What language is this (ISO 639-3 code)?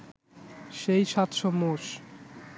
ben